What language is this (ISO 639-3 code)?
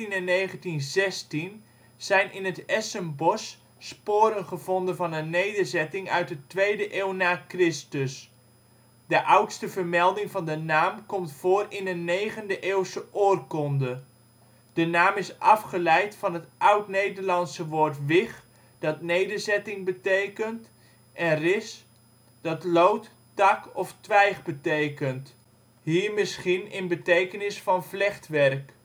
nld